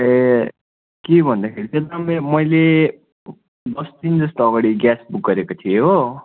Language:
Nepali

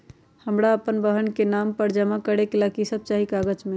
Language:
Magahi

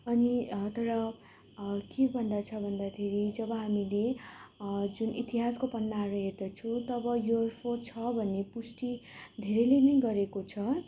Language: Nepali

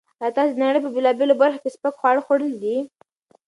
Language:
Pashto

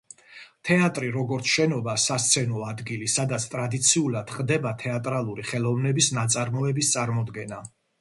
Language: Georgian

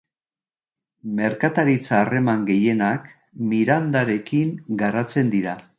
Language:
Basque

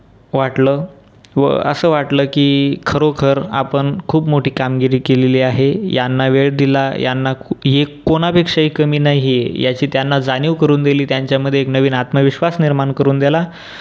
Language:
Marathi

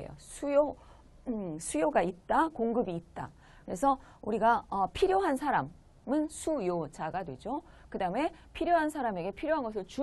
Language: Korean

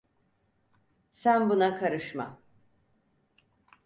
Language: Turkish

